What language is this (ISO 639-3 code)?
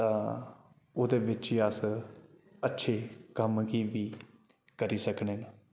doi